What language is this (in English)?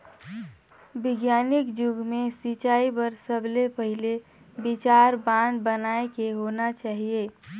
Chhattisgarhi